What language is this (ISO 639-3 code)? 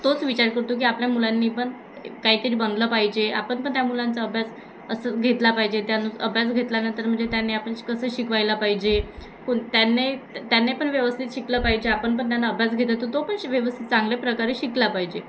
mar